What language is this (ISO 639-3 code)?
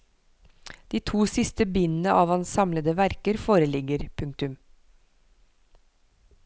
nor